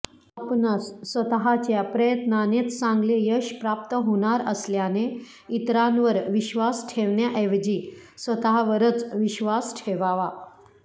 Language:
Marathi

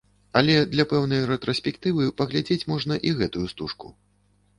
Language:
Belarusian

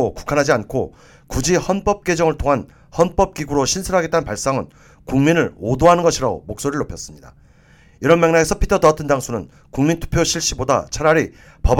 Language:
Korean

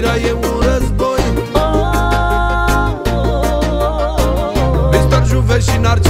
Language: Romanian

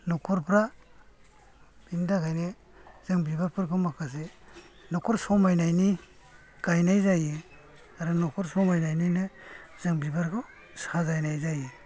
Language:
Bodo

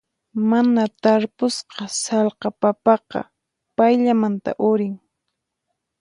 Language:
Puno Quechua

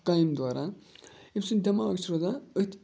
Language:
Kashmiri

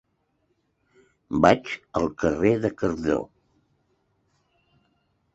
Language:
Catalan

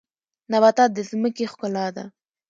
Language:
Pashto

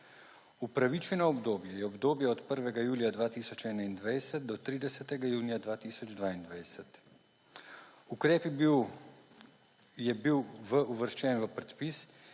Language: Slovenian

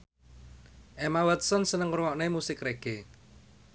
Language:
Javanese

